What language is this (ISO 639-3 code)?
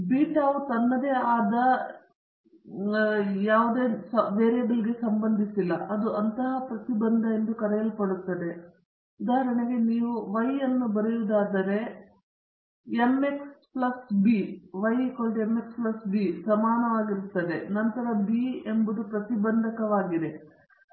kan